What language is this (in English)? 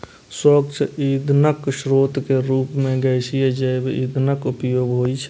Maithili